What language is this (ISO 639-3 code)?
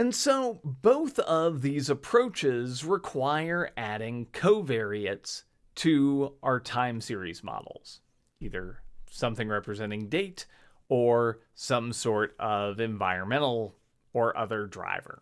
eng